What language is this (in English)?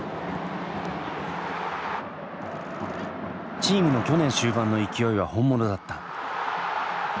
Japanese